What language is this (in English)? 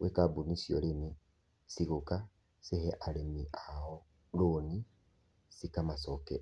Kikuyu